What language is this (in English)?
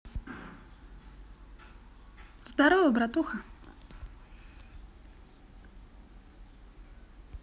Russian